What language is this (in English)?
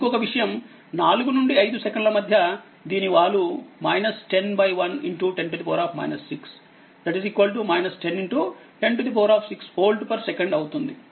Telugu